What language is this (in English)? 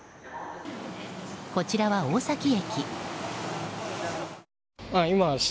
Japanese